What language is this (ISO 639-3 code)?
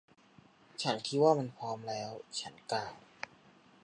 tha